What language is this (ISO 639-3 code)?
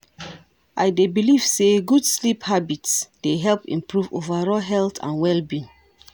pcm